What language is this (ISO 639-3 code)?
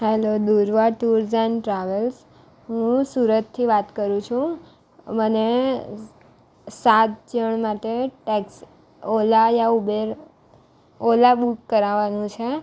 guj